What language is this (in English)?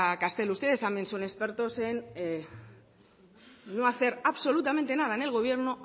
Spanish